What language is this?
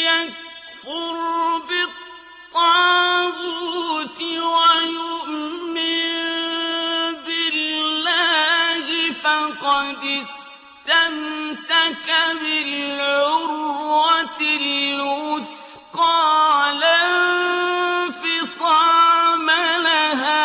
Arabic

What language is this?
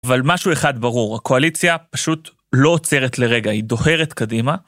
Hebrew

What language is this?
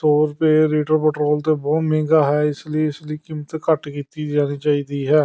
Punjabi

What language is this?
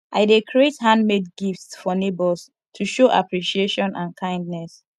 Nigerian Pidgin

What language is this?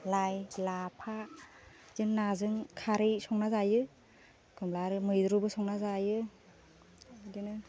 Bodo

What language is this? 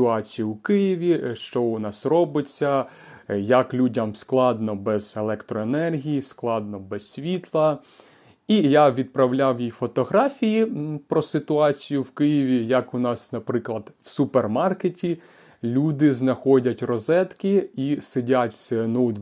Ukrainian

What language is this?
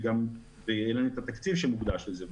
Hebrew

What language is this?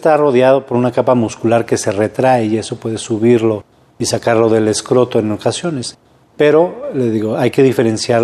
Spanish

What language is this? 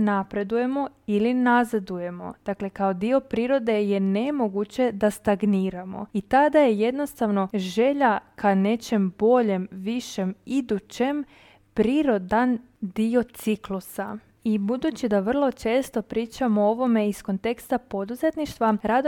Croatian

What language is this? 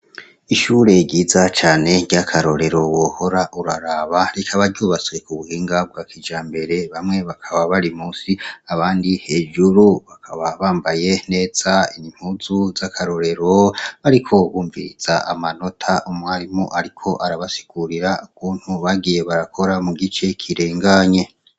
Rundi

